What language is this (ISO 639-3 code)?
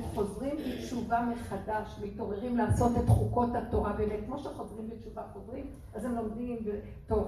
heb